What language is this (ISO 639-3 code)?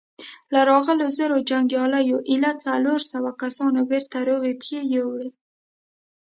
pus